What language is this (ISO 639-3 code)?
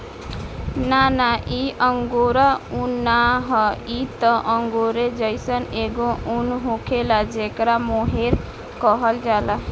bho